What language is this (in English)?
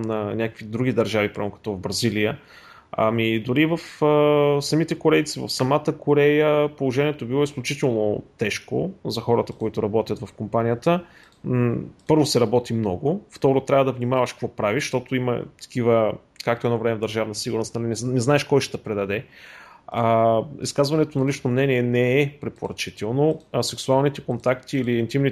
Bulgarian